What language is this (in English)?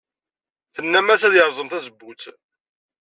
Kabyle